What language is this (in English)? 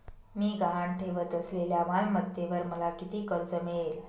Marathi